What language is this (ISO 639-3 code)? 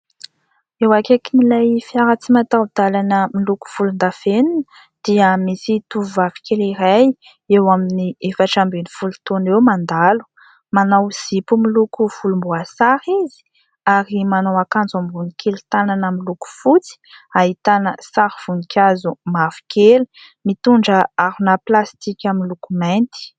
mlg